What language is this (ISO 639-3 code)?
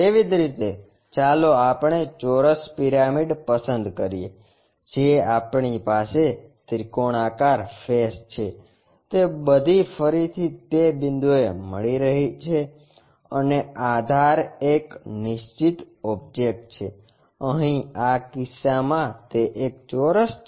guj